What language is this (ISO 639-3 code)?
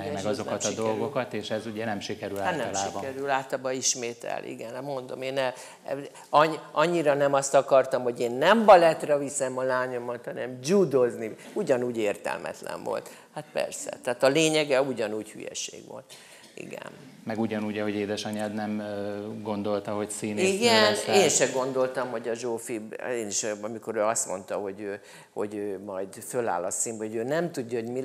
hun